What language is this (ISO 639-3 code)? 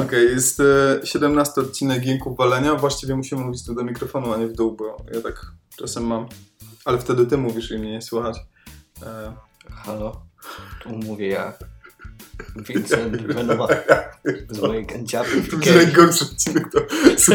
pol